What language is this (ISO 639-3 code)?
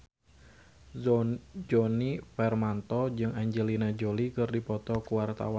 sun